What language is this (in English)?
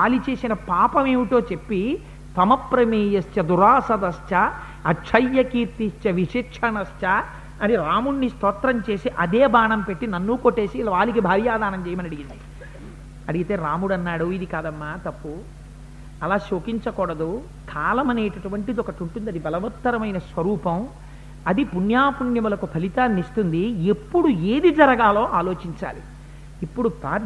Telugu